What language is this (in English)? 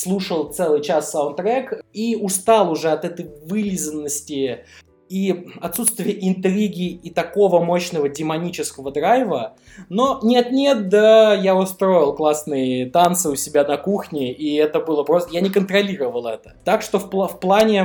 Russian